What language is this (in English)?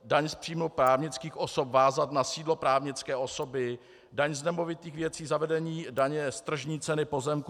Czech